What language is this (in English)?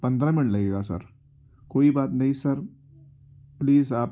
Urdu